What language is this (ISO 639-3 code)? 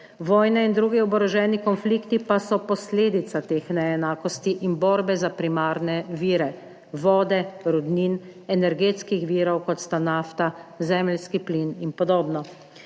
slv